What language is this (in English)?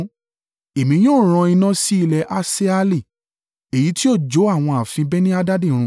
Yoruba